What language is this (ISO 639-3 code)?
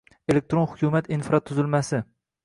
uzb